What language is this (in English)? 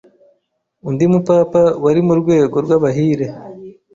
Kinyarwanda